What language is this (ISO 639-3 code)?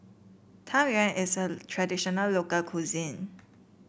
eng